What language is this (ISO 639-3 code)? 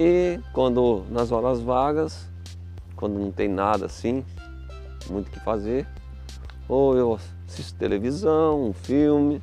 por